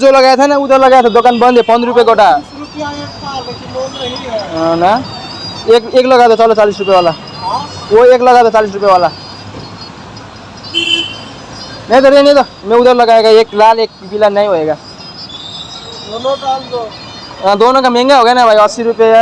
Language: Indonesian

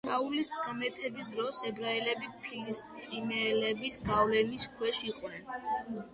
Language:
Georgian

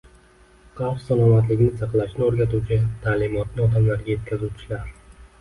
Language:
Uzbek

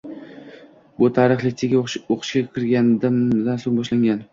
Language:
Uzbek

